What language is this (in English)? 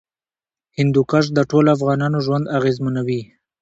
Pashto